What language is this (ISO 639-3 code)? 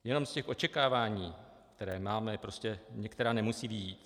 ces